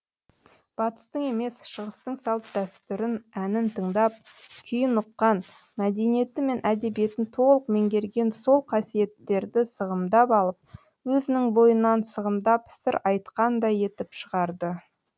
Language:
Kazakh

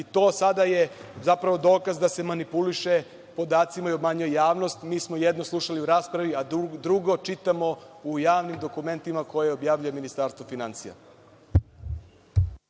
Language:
Serbian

